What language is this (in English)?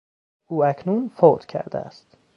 Persian